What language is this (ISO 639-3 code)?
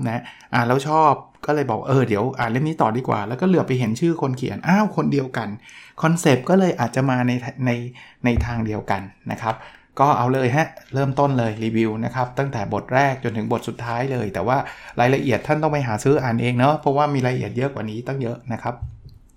tha